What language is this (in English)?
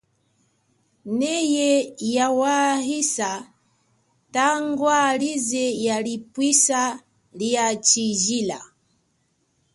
Chokwe